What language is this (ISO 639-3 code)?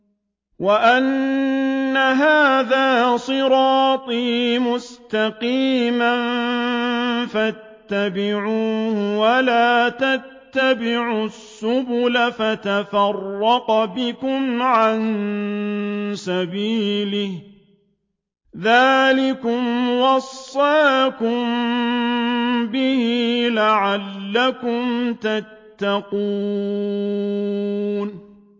ara